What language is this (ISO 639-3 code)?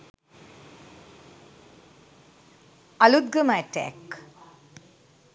sin